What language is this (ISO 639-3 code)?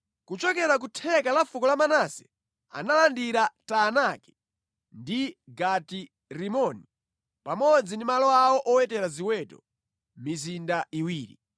nya